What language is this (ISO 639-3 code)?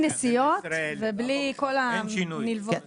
heb